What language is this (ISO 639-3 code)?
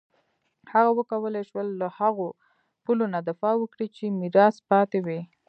pus